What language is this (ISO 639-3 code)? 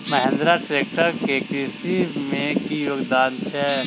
mai